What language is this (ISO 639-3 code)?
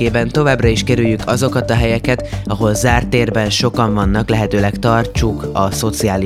hun